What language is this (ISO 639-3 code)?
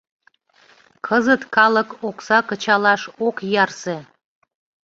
chm